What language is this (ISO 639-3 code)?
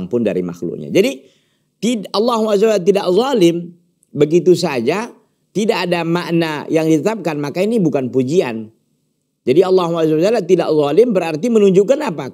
ind